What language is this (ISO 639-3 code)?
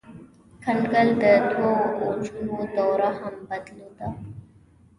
pus